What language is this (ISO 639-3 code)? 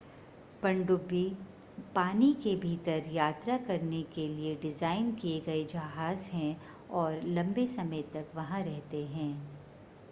hin